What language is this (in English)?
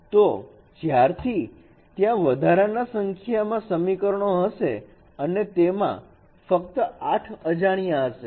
Gujarati